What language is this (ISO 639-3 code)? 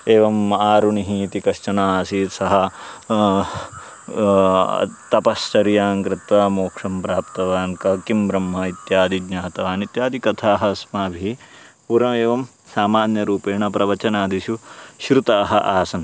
san